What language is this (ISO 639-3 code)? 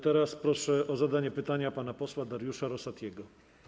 pol